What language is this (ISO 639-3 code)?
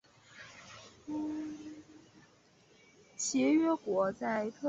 zho